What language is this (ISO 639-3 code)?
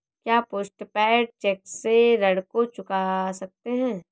hin